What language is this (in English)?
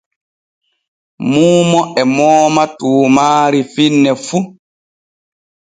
Borgu Fulfulde